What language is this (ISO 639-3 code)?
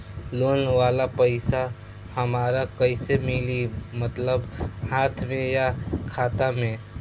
bho